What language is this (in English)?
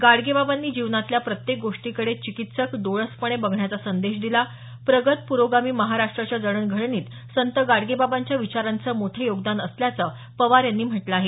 Marathi